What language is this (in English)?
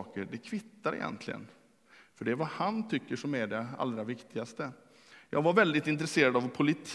Swedish